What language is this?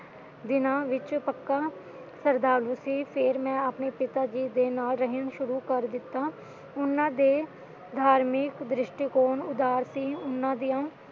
Punjabi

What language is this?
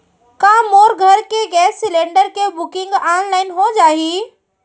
Chhattisgarhi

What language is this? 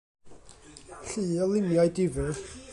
Welsh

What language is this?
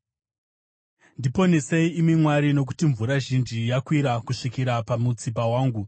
Shona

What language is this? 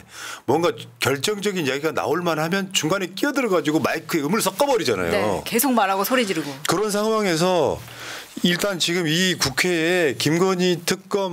Korean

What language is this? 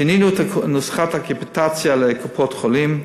Hebrew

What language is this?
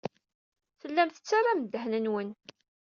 Kabyle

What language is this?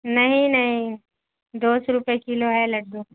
Urdu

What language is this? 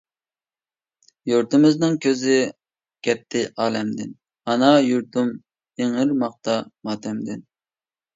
Uyghur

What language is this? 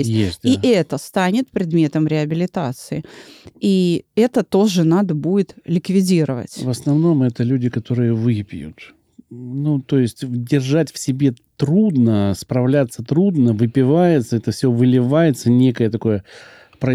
Russian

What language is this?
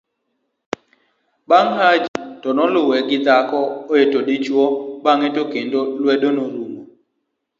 Luo (Kenya and Tanzania)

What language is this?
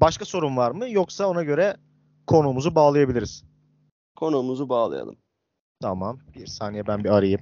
Turkish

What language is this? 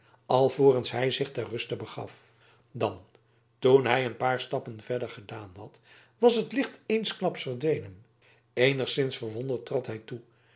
Dutch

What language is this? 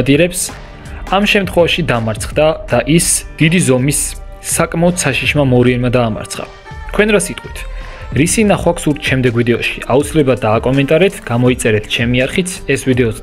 Turkish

